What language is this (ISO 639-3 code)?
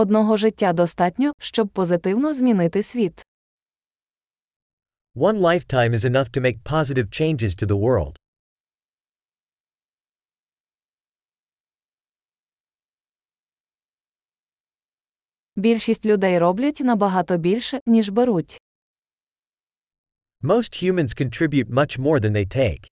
ukr